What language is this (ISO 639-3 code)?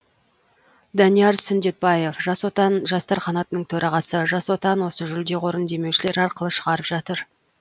kaz